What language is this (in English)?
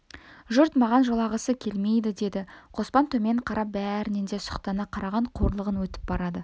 Kazakh